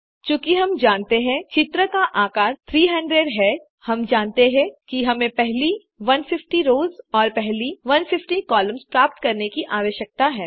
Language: Hindi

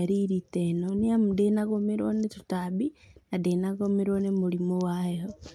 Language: Kikuyu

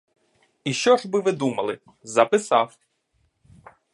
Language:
Ukrainian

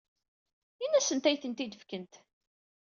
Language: Kabyle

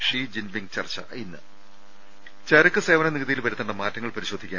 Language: Malayalam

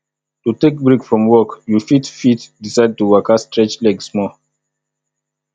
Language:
Nigerian Pidgin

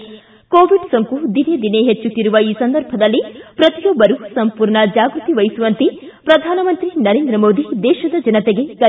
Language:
Kannada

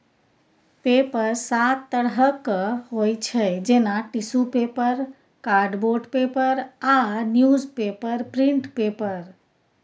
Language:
Maithili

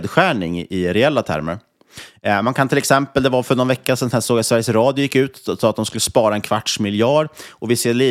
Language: Swedish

